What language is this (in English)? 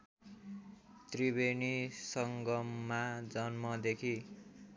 Nepali